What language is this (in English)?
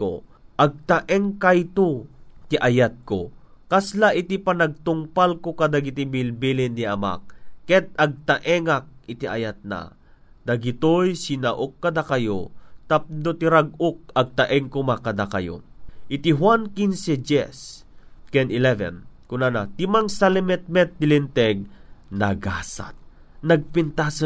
Filipino